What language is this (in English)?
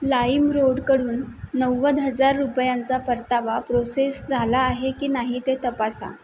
Marathi